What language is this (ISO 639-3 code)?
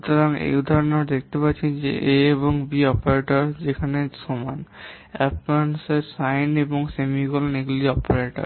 ben